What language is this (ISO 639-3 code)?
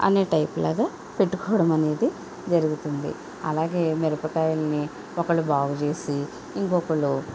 tel